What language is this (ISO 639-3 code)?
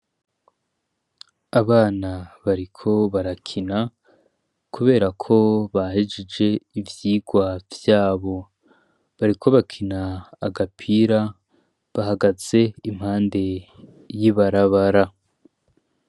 run